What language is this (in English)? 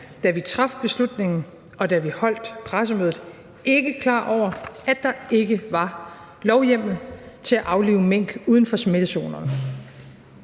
Danish